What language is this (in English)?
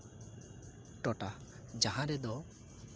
Santali